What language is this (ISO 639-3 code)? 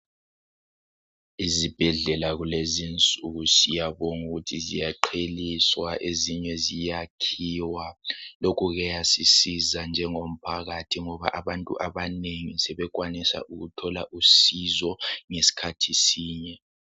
nde